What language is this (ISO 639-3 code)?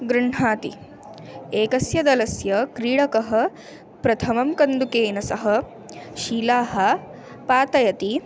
san